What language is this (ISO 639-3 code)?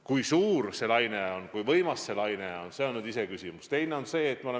est